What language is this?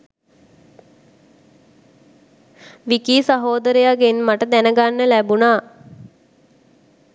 Sinhala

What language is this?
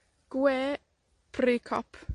Welsh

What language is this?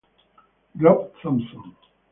Italian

